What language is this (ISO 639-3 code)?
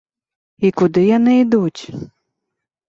bel